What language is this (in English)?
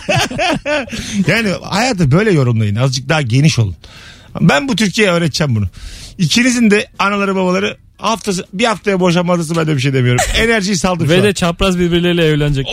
Turkish